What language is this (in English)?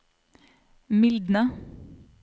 Norwegian